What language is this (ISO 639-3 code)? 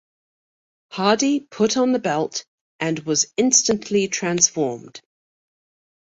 eng